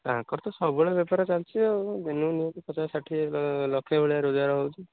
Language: Odia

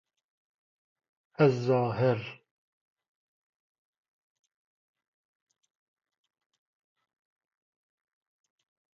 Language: Persian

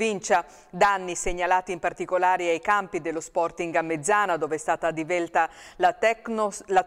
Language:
Italian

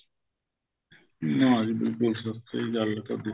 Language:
Punjabi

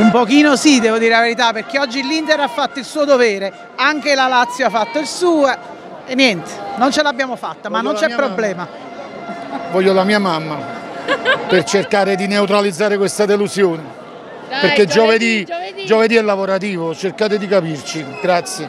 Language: Italian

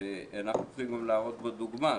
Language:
Hebrew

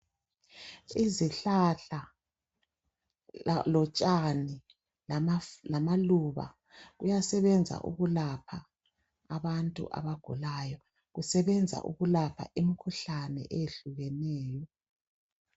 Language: North Ndebele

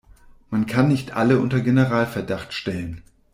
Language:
German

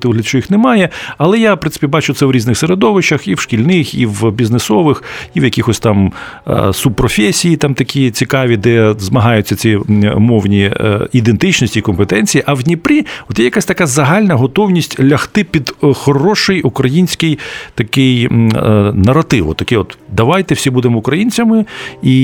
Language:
Ukrainian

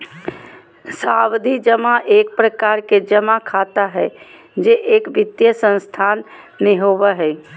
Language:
Magahi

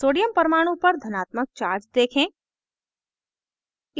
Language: Hindi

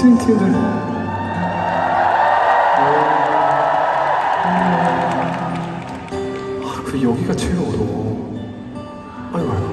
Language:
Korean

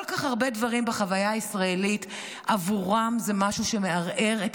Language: Hebrew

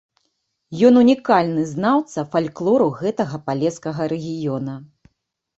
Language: Belarusian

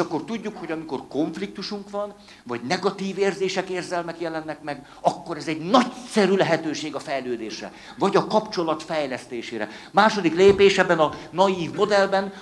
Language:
Hungarian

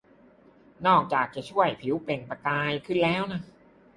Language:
Thai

